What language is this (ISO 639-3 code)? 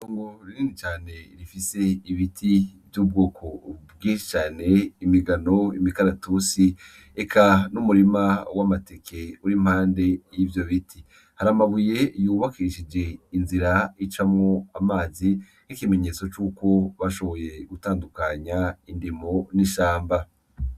run